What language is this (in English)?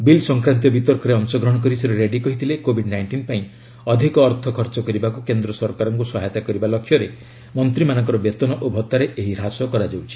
Odia